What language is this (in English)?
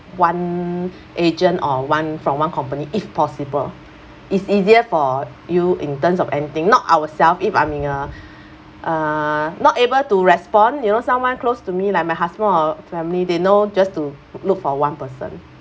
English